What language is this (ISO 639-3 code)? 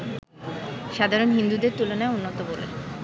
ben